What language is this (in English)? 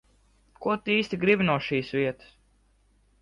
Latvian